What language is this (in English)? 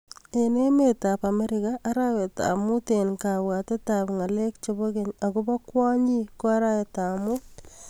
Kalenjin